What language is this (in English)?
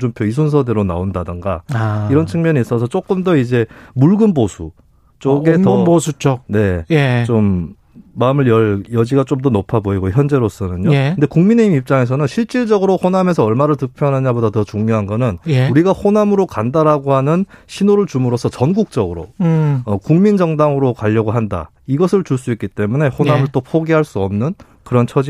Korean